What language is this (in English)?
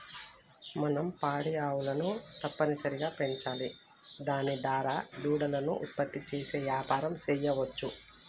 Telugu